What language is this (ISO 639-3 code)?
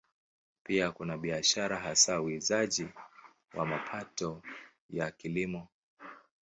swa